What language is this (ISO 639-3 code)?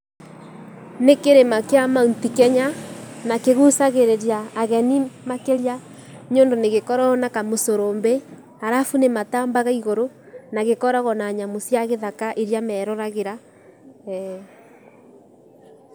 kik